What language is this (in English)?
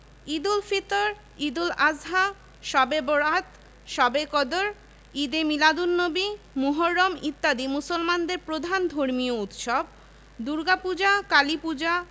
Bangla